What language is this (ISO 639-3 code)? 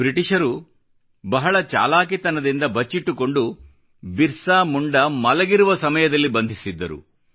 kan